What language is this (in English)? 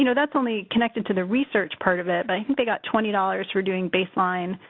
English